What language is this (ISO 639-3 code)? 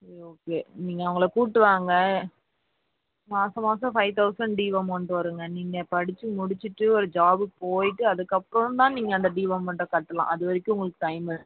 tam